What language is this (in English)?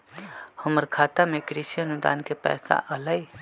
Magahi